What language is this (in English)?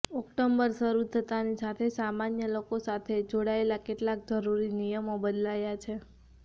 Gujarati